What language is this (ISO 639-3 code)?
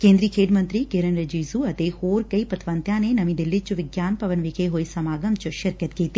pan